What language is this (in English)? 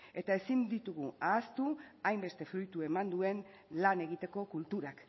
Basque